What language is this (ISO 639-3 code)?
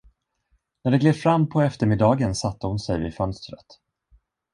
swe